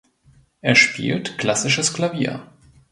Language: German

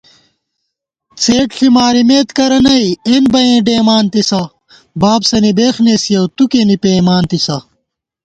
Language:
Gawar-Bati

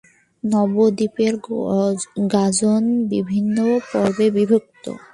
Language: Bangla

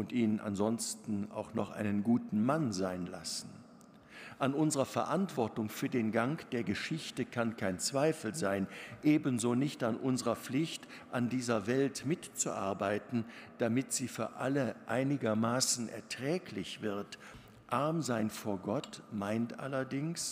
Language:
German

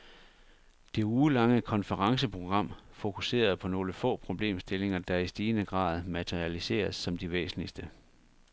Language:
Danish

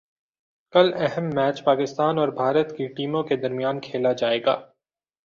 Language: Urdu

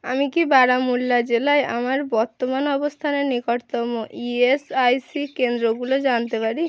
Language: Bangla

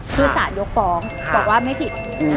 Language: Thai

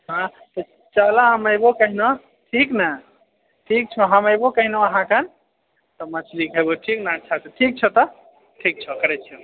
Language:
Maithili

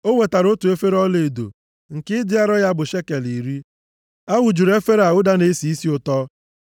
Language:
Igbo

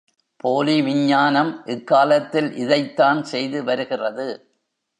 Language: Tamil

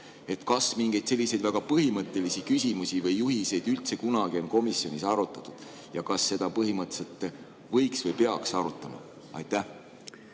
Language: Estonian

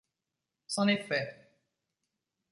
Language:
French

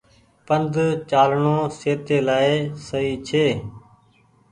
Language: Goaria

